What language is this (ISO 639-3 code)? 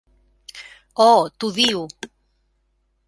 cat